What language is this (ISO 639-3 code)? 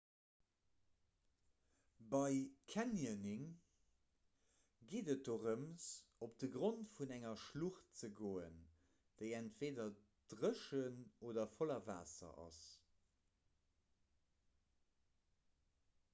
ltz